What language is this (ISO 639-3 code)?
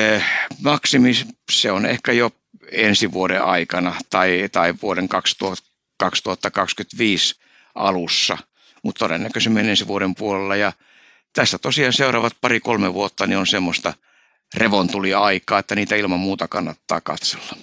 fin